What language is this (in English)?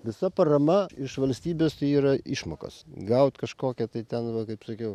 Lithuanian